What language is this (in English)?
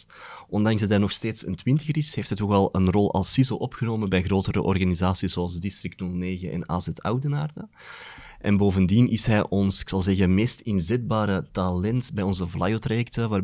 Dutch